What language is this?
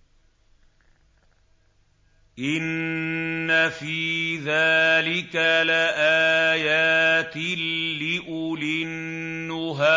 Arabic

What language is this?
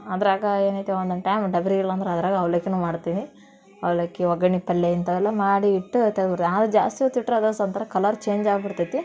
Kannada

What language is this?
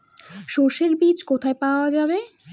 Bangla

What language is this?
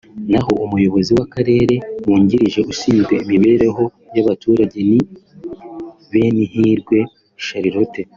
Kinyarwanda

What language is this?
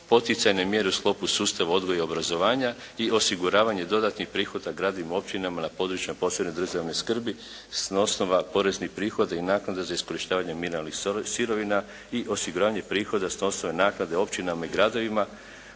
Croatian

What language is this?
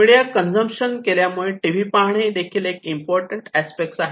Marathi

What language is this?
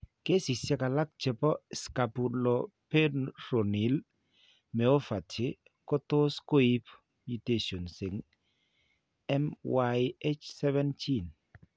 Kalenjin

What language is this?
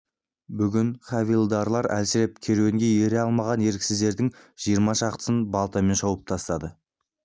Kazakh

